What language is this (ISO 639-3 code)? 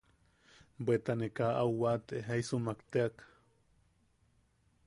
yaq